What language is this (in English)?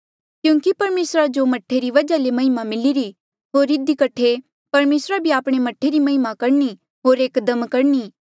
Mandeali